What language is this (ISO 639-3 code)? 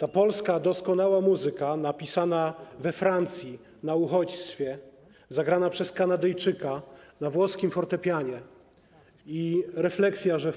pol